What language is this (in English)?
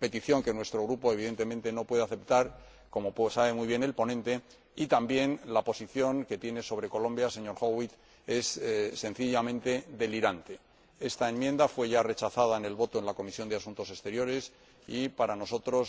Spanish